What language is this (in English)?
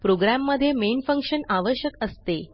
Marathi